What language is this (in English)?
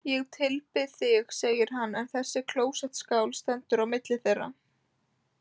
Icelandic